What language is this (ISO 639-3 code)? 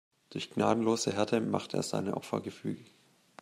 deu